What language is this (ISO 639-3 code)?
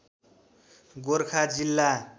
nep